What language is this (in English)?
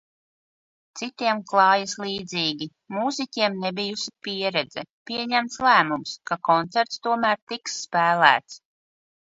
Latvian